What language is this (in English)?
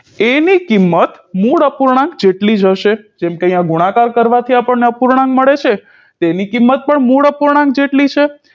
Gujarati